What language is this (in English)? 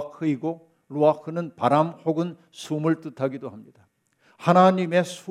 Korean